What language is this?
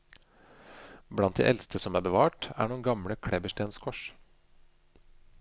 Norwegian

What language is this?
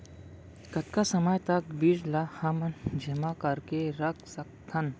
Chhattisgarhi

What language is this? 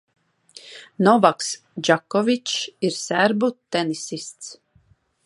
Latvian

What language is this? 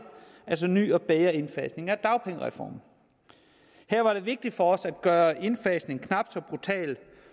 Danish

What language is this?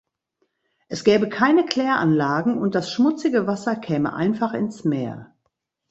German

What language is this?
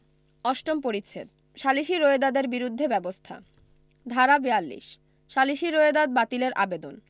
Bangla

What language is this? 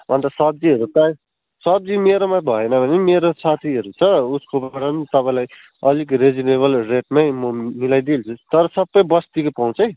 Nepali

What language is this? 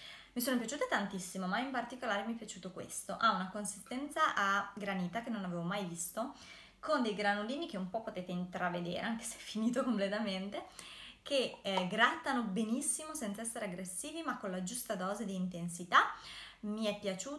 Italian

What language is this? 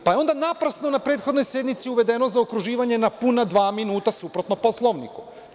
Serbian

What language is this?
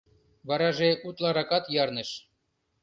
Mari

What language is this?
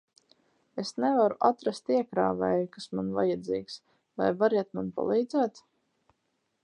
Latvian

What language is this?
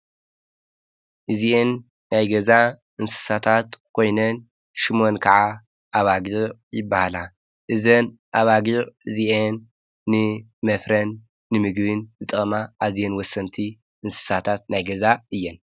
Tigrinya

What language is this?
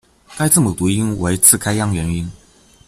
Chinese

